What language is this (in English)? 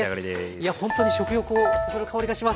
Japanese